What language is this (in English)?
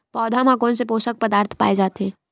Chhattisgarhi